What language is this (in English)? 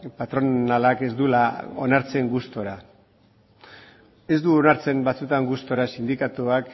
Basque